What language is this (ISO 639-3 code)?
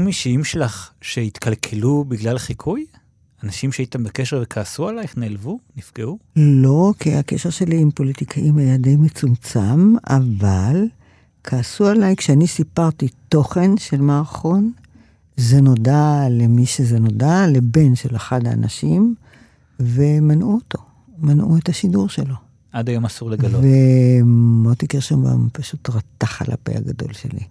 heb